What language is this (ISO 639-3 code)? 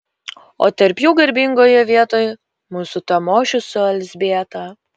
lit